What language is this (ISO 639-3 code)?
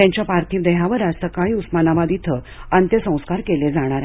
mar